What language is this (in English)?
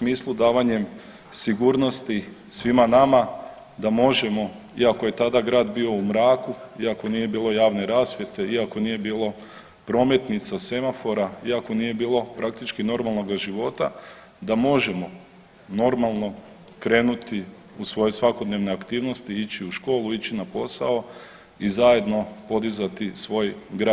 Croatian